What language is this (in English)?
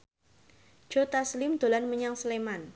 Javanese